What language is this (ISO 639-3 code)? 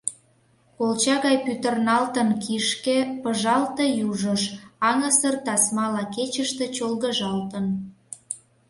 chm